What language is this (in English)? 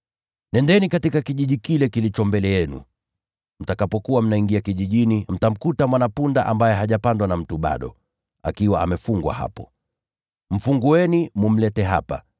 Swahili